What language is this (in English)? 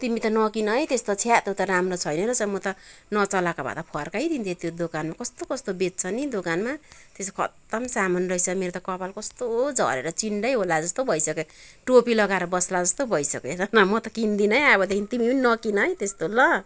Nepali